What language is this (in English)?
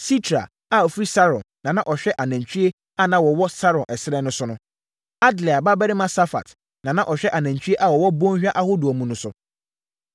Akan